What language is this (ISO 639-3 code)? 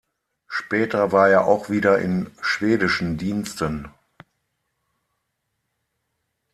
deu